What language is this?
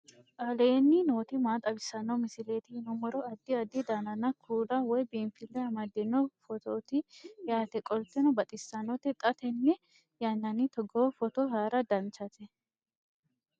Sidamo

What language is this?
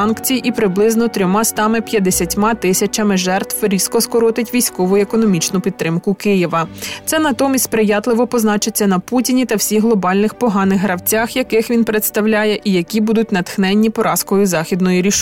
Ukrainian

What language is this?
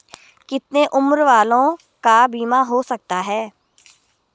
Hindi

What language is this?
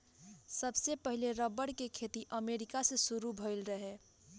Bhojpuri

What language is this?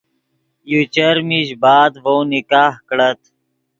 Yidgha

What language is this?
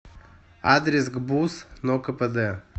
Russian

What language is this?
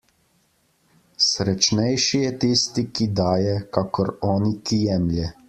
Slovenian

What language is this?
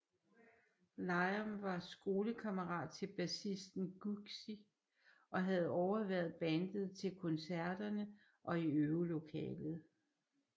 Danish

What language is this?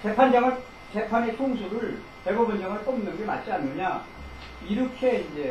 Korean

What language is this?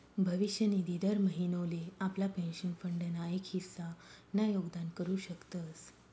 Marathi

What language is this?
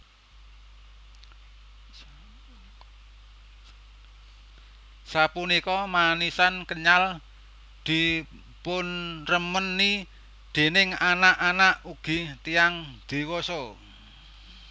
Javanese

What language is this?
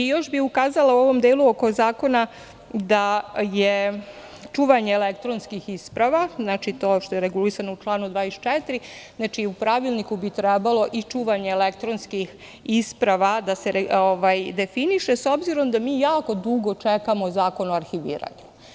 Serbian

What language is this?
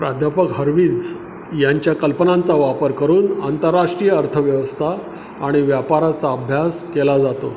Marathi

